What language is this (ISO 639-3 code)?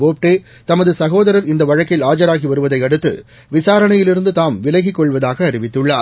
tam